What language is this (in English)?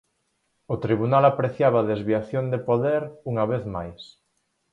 Galician